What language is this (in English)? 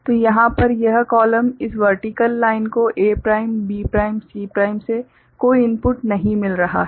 Hindi